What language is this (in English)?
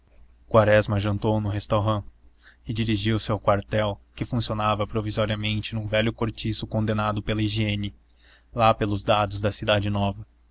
Portuguese